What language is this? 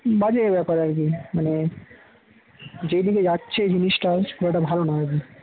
Bangla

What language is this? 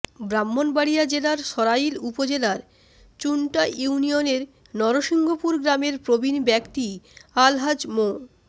Bangla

